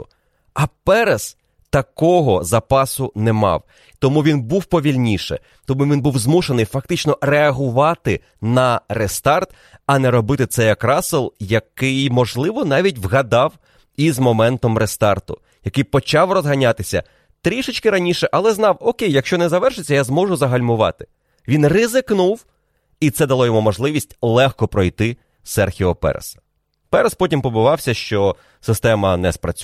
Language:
Ukrainian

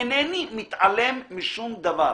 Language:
Hebrew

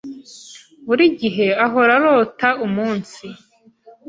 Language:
Kinyarwanda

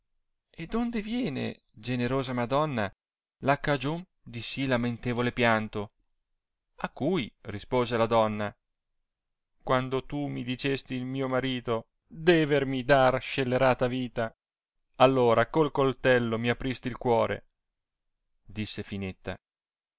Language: Italian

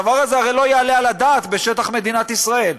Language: Hebrew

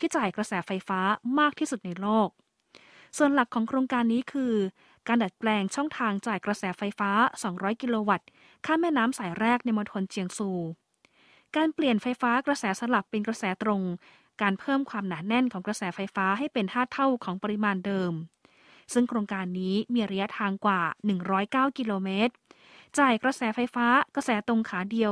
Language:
Thai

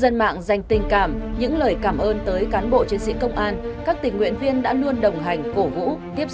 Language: Vietnamese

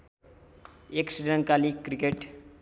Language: Nepali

